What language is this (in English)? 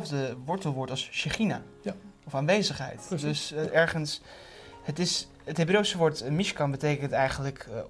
Dutch